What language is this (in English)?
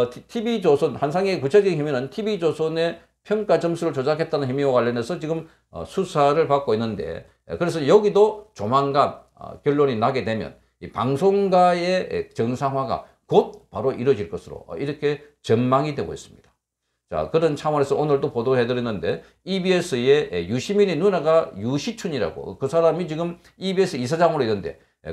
Korean